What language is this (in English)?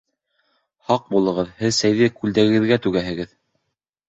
Bashkir